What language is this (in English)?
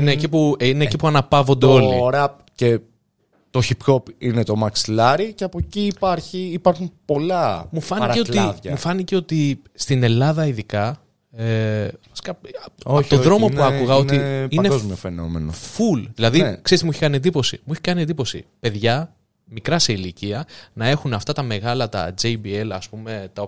Greek